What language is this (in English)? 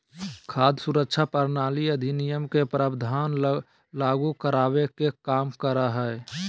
Magahi